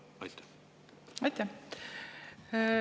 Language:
Estonian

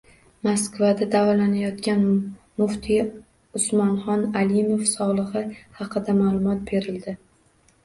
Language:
Uzbek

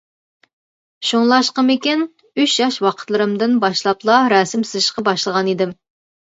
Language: Uyghur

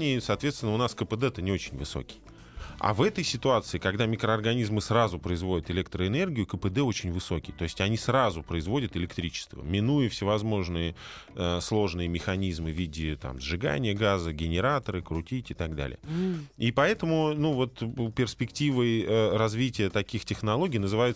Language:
Russian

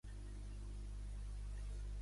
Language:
Catalan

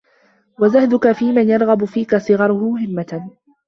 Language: Arabic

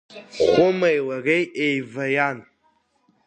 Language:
Abkhazian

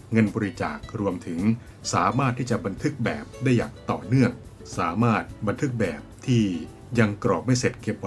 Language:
Thai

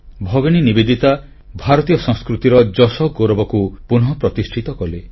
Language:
Odia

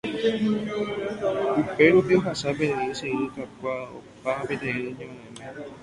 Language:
Guarani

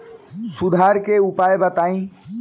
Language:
Bhojpuri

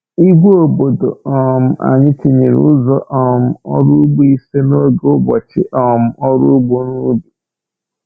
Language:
Igbo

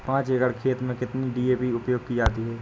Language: Hindi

